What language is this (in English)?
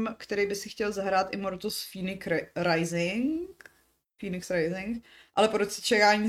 Czech